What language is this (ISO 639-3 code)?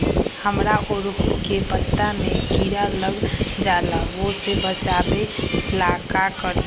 mag